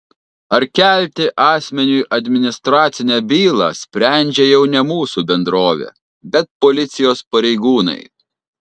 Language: Lithuanian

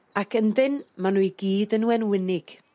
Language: Welsh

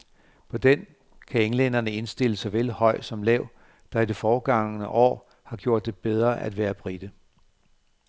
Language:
Danish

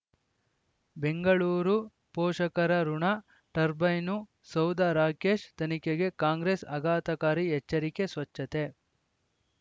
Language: Kannada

